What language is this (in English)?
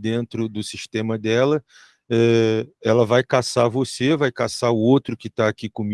Portuguese